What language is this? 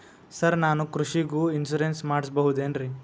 Kannada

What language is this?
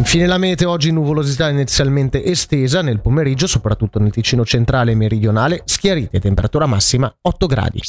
Italian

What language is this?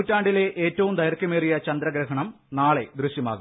Malayalam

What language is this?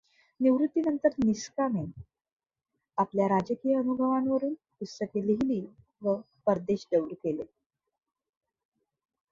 Marathi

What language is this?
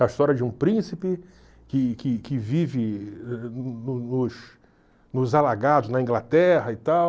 Portuguese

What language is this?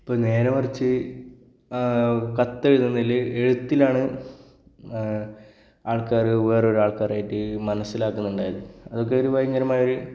Malayalam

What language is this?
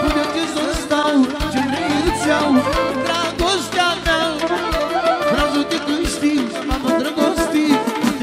Romanian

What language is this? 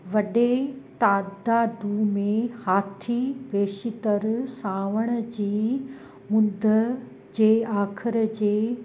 Sindhi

